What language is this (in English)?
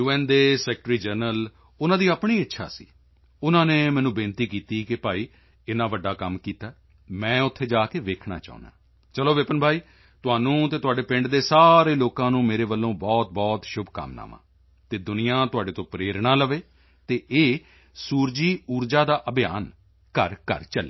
Punjabi